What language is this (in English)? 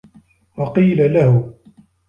Arabic